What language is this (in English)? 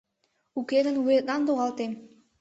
Mari